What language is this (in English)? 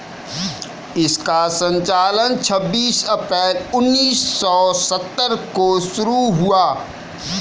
Hindi